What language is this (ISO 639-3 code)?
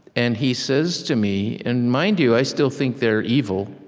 eng